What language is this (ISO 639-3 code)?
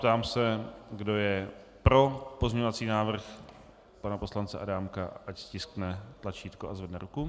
ces